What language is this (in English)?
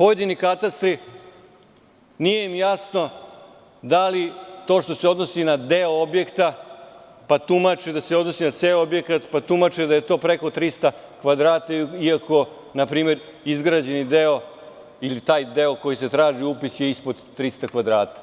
Serbian